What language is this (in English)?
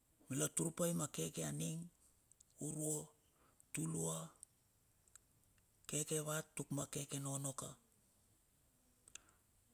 Bilur